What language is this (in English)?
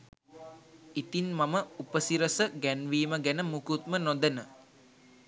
Sinhala